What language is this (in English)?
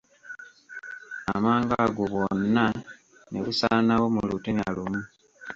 Ganda